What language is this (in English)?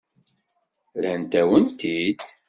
Kabyle